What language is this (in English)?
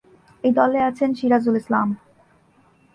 Bangla